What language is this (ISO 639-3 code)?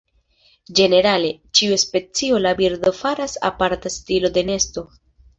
epo